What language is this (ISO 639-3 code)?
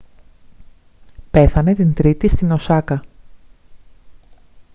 ell